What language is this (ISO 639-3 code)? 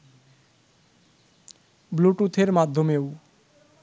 ben